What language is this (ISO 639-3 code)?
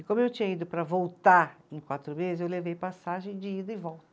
por